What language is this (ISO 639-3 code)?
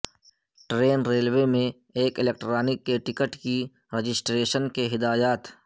urd